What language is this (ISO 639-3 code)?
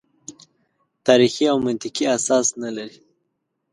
pus